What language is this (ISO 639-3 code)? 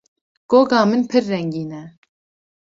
kur